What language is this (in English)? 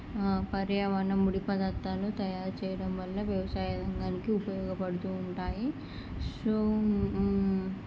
Telugu